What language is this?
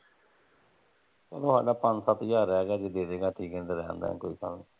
Punjabi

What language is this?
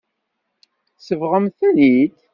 Kabyle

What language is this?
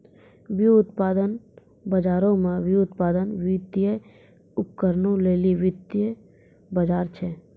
Maithili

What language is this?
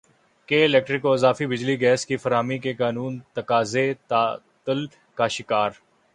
Urdu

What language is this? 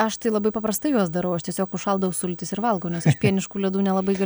Lithuanian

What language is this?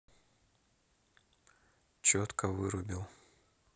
Russian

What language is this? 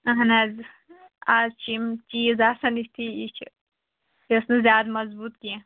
Kashmiri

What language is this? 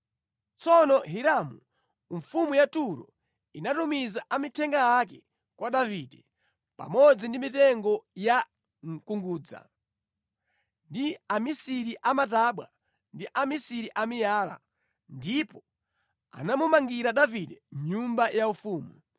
Nyanja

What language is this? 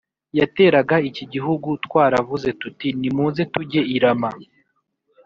Kinyarwanda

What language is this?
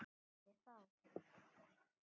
Icelandic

